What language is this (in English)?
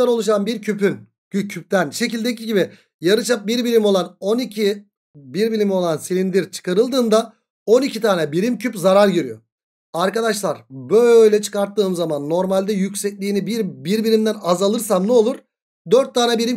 Turkish